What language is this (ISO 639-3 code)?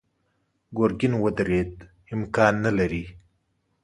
pus